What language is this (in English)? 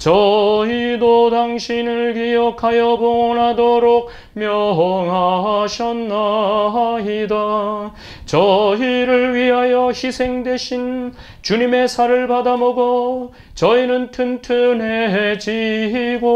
Korean